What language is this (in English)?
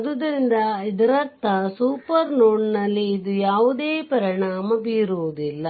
Kannada